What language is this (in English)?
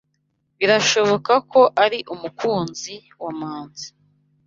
Kinyarwanda